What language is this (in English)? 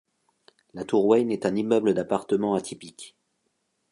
French